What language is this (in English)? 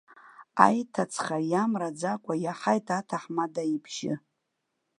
Abkhazian